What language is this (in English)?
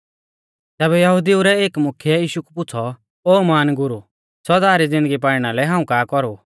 Mahasu Pahari